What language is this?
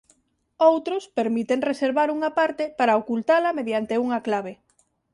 Galician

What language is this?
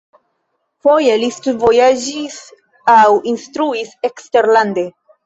Esperanto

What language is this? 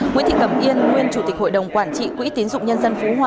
Vietnamese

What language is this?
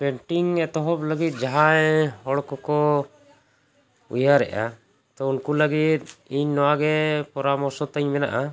Santali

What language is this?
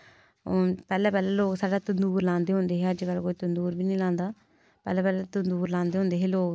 Dogri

